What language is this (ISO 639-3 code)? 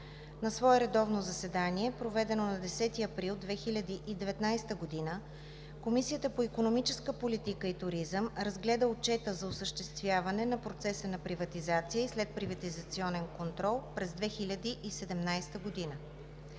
bul